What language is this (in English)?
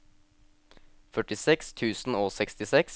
Norwegian